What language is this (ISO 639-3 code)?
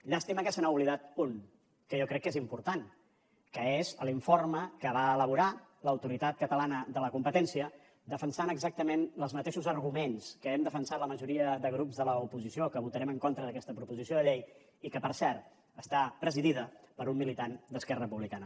cat